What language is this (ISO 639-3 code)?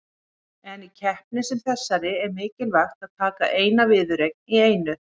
isl